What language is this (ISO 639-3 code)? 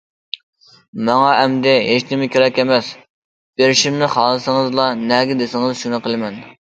uig